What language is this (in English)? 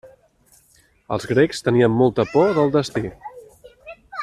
Catalan